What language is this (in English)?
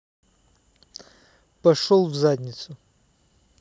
Russian